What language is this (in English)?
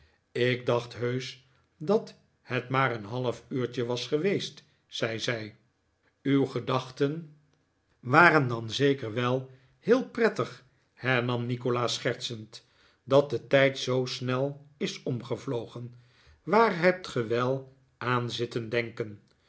Dutch